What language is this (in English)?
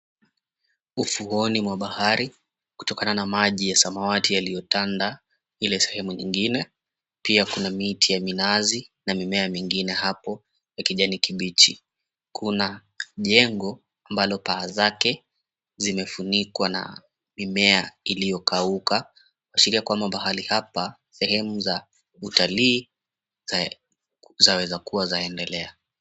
Swahili